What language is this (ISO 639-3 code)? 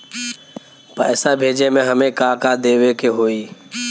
bho